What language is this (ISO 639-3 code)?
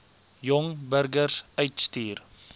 afr